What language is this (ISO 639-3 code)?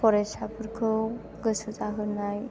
brx